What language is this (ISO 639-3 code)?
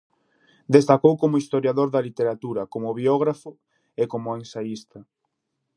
glg